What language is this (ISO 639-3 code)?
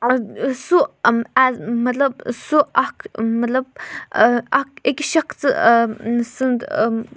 kas